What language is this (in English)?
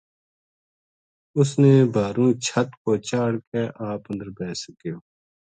Gujari